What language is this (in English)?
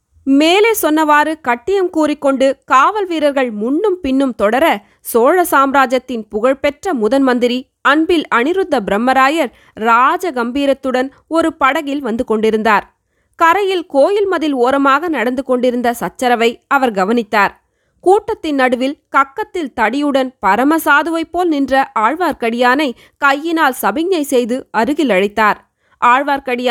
Tamil